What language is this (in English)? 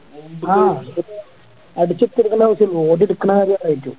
Malayalam